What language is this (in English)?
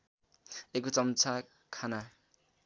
Nepali